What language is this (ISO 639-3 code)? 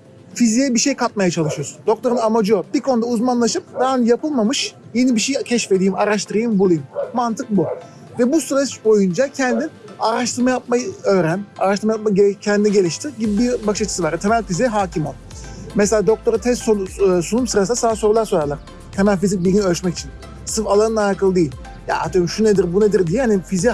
tur